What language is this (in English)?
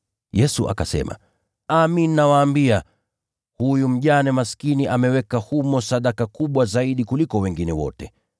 Swahili